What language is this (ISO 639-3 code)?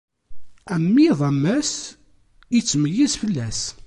kab